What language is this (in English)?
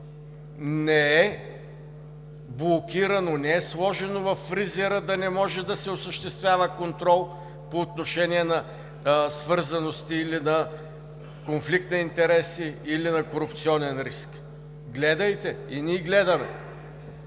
Bulgarian